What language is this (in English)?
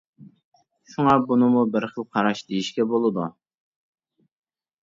Uyghur